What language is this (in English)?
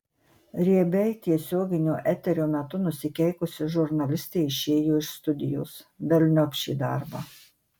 Lithuanian